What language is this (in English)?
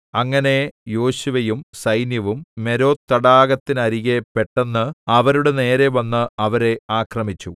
Malayalam